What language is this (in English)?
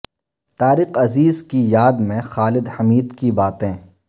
Urdu